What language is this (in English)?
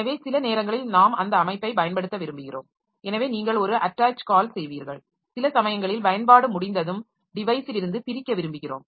Tamil